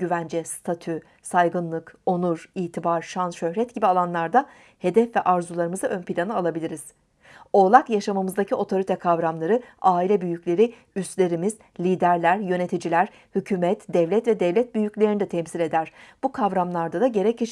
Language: Turkish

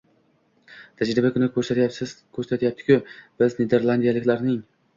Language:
Uzbek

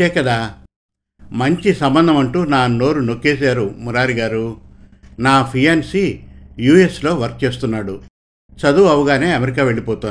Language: Telugu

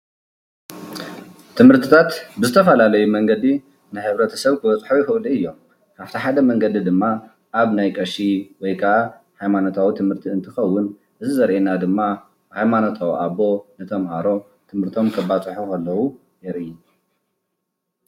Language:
Tigrinya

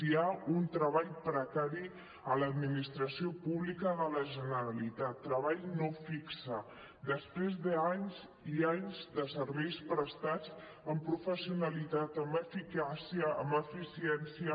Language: Catalan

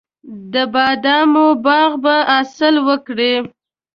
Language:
Pashto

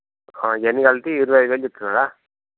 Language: Telugu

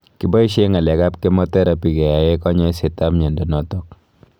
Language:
Kalenjin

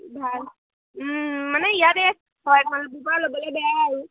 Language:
Assamese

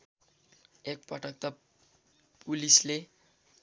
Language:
Nepali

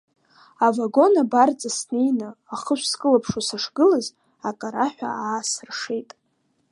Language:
Abkhazian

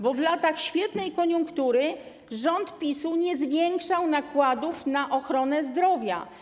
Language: Polish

